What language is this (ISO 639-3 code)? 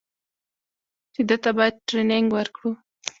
pus